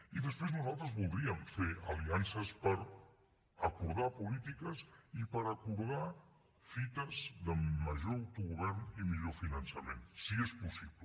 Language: Catalan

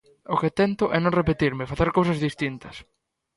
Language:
Galician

